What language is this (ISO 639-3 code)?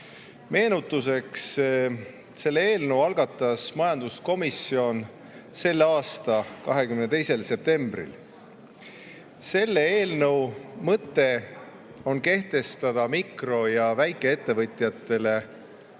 est